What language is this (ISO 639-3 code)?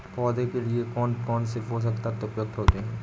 hin